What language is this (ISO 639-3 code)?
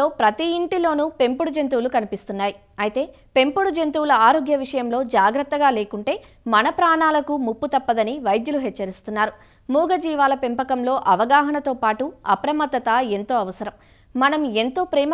hin